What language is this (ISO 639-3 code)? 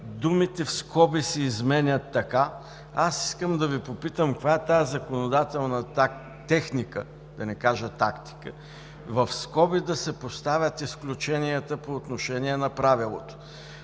bul